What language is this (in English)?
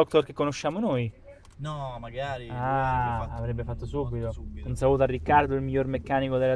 Italian